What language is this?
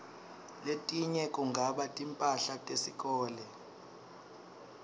Swati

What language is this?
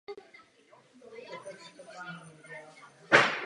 Czech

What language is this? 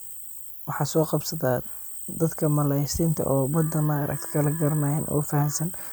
Somali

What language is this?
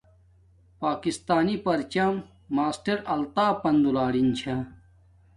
Domaaki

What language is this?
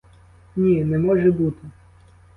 Ukrainian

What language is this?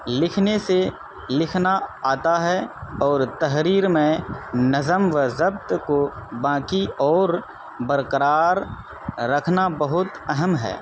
Urdu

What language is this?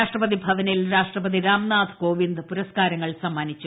Malayalam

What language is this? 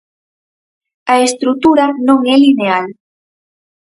Galician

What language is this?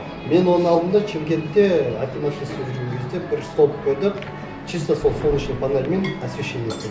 Kazakh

